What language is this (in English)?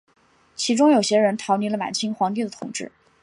Chinese